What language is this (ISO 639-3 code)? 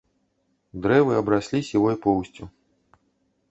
bel